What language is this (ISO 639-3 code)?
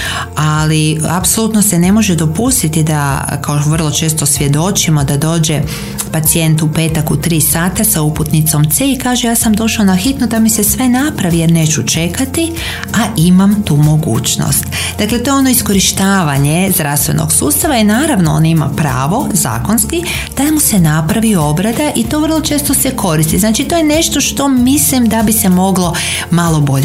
hrv